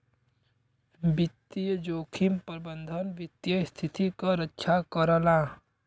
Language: Bhojpuri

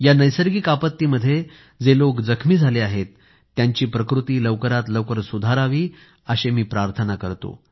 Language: Marathi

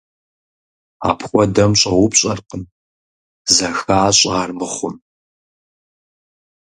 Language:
Kabardian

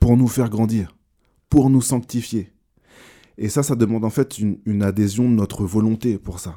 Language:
French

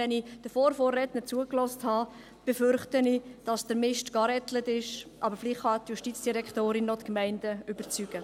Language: Swiss German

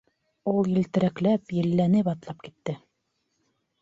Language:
Bashkir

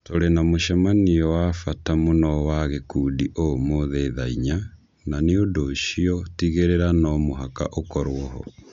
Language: Kikuyu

